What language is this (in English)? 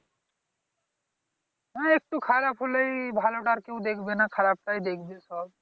Bangla